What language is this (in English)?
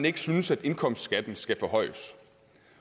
Danish